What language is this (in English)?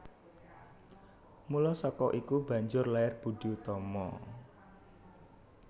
Javanese